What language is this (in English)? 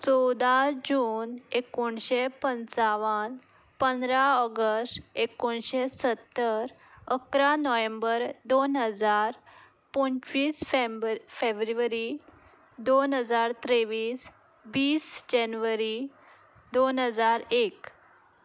Konkani